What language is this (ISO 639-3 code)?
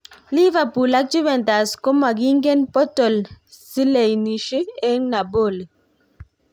kln